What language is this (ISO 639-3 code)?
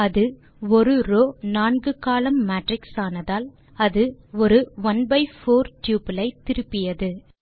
tam